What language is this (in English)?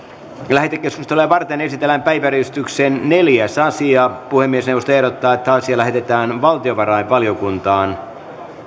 Finnish